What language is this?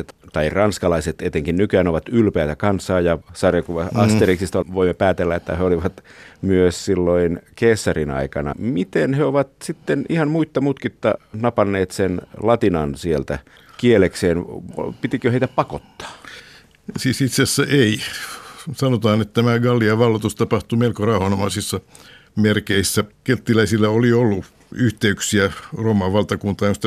Finnish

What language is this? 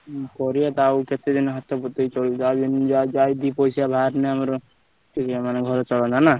Odia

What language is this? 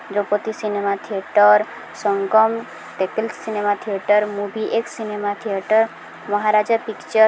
Odia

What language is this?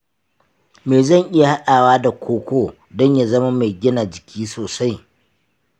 Hausa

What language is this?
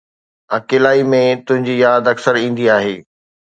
Sindhi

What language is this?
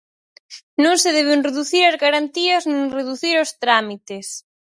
Galician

